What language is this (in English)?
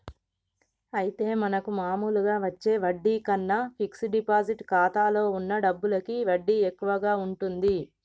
Telugu